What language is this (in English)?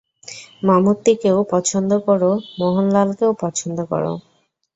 Bangla